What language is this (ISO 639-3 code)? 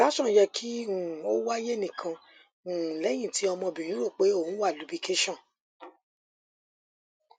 yor